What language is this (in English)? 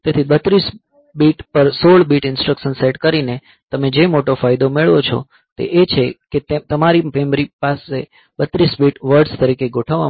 Gujarati